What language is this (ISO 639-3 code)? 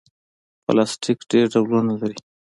pus